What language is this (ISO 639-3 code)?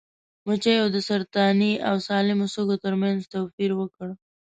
pus